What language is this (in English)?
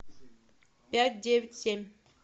Russian